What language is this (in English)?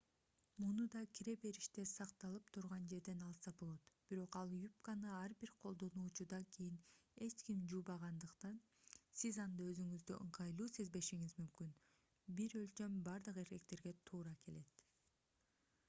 Kyrgyz